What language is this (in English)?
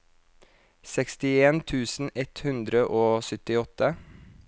Norwegian